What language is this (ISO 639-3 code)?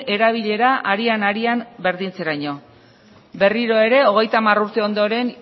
eus